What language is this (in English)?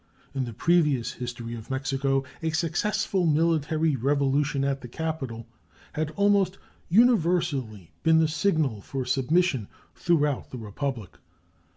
English